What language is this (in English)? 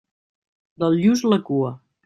Catalan